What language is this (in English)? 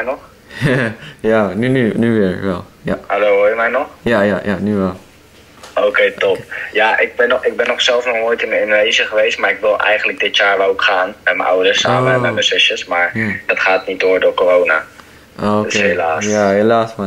Dutch